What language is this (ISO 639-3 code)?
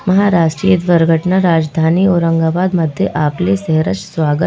hin